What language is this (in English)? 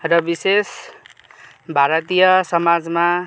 Nepali